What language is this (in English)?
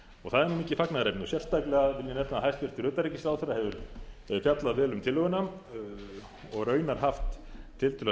Icelandic